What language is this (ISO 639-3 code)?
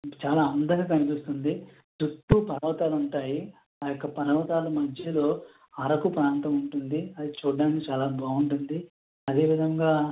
tel